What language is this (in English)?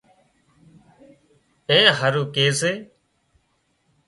Wadiyara Koli